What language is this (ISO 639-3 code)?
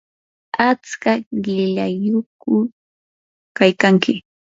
qur